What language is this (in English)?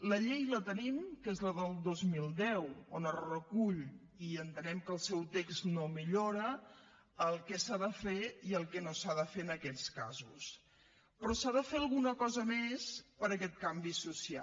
Catalan